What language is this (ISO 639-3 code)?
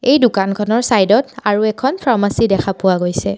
asm